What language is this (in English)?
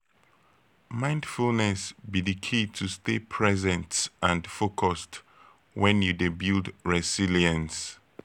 Nigerian Pidgin